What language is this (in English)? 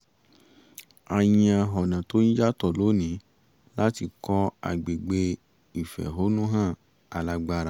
Yoruba